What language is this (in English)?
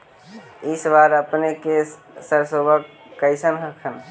Magahi